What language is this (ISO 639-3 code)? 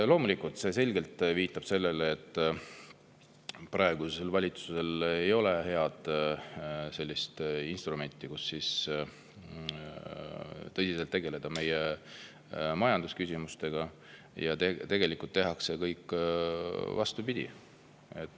est